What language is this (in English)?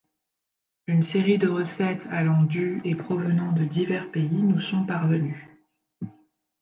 French